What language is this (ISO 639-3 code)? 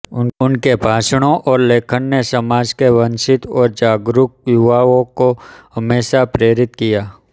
hin